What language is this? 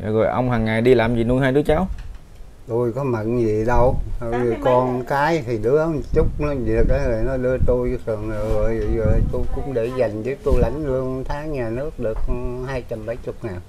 Vietnamese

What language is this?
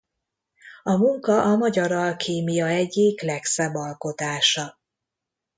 Hungarian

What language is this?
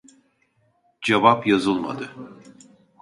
Turkish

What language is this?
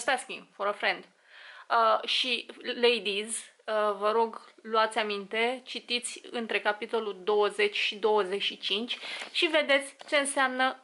Romanian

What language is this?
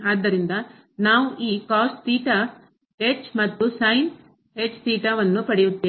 Kannada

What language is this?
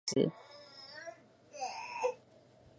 Chinese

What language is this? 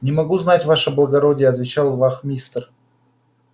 Russian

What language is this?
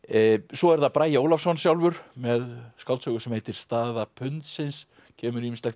Icelandic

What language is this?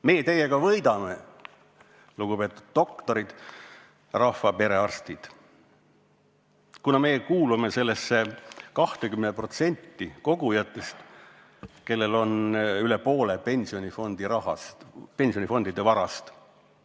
Estonian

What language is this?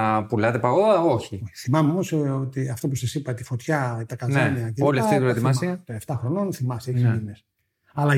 Greek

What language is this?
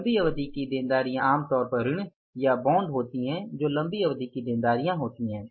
Hindi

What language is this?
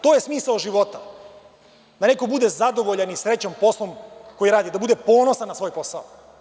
Serbian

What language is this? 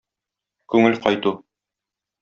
Tatar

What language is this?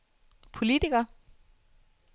Danish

